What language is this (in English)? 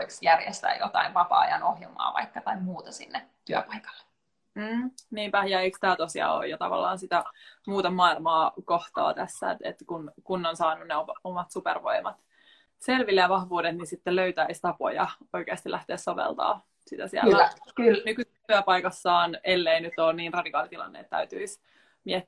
Finnish